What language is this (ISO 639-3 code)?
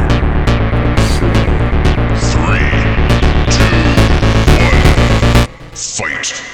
pol